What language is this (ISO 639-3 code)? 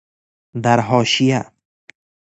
fas